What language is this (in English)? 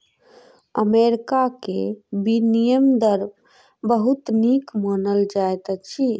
Maithili